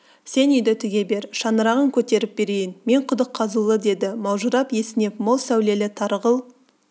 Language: Kazakh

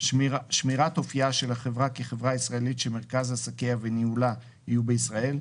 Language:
Hebrew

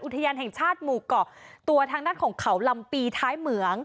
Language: Thai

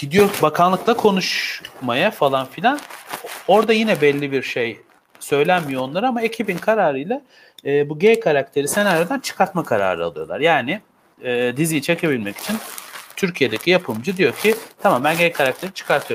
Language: Turkish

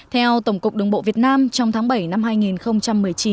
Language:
Vietnamese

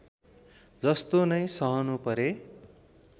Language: Nepali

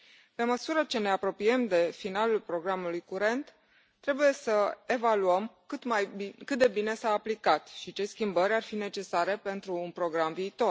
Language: Romanian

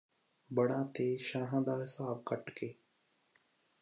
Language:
Punjabi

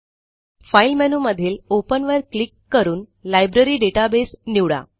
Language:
Marathi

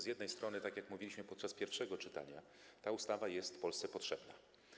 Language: Polish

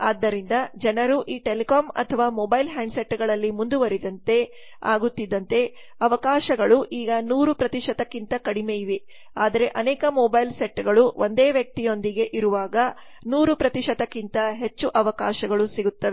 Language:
Kannada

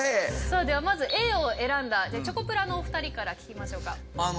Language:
Japanese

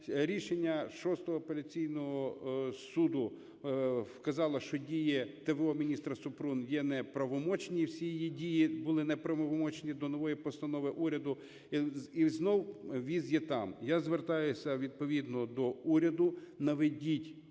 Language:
Ukrainian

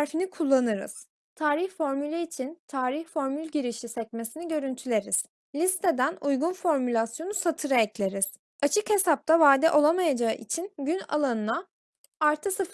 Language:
Turkish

